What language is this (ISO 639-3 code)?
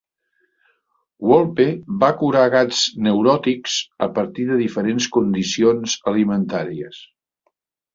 cat